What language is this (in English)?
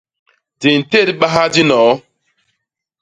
Basaa